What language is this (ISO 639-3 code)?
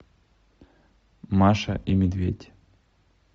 rus